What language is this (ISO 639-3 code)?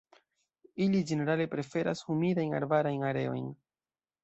epo